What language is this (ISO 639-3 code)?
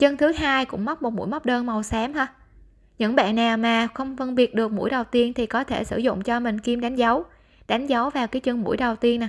vie